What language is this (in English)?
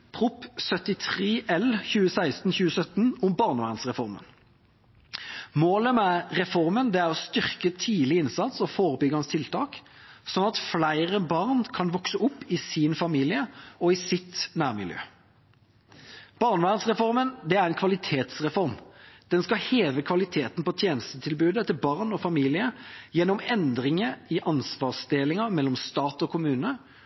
Norwegian Bokmål